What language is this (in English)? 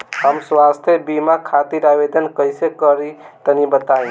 Bhojpuri